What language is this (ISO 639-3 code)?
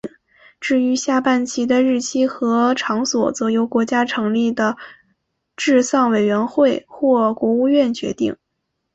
zho